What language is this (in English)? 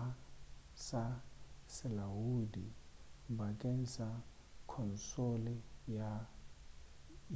Northern Sotho